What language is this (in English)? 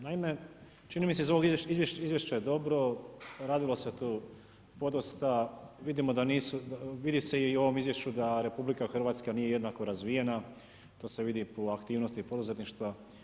Croatian